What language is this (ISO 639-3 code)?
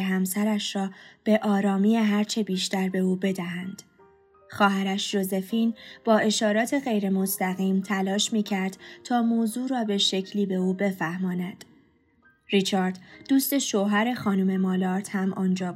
fas